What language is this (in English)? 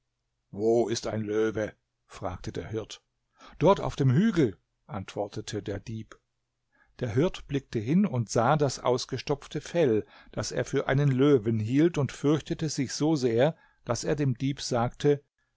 German